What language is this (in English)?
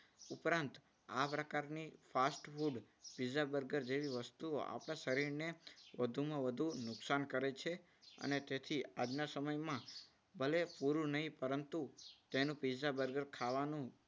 Gujarati